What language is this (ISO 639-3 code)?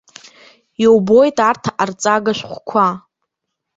abk